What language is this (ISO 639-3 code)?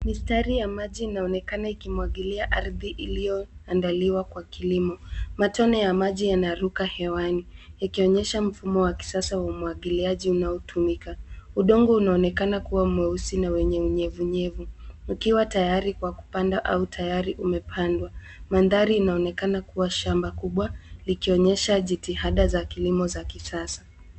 swa